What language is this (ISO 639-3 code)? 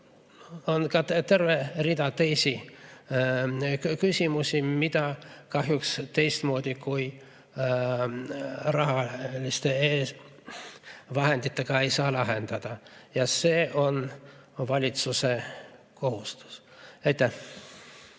est